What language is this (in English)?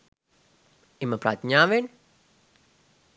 Sinhala